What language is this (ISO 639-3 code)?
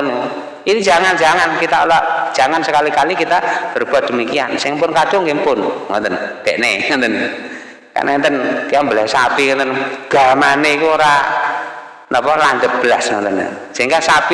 ind